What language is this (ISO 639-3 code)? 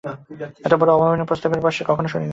ben